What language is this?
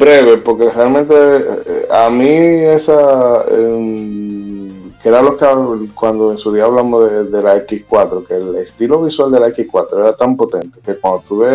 Spanish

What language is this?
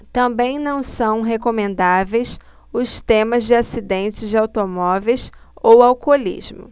Portuguese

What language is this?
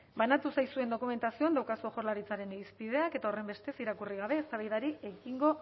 Basque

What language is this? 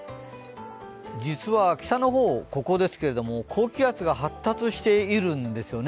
Japanese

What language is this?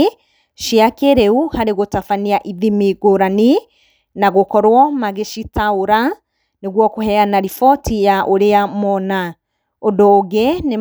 Kikuyu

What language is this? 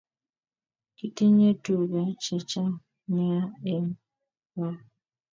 Kalenjin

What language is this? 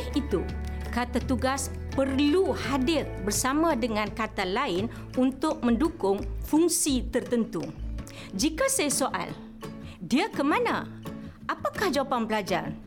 Malay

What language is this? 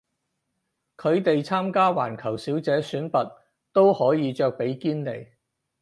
Cantonese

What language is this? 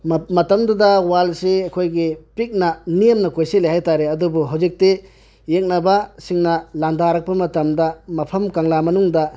Manipuri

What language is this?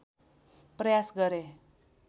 Nepali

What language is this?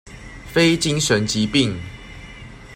Chinese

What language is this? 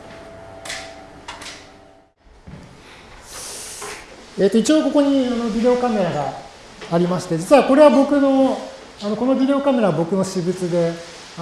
Japanese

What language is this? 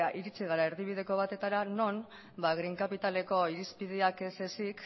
Basque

